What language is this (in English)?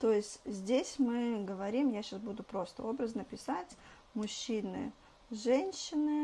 Russian